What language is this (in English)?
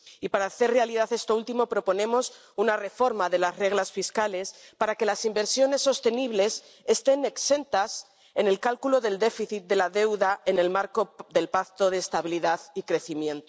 Spanish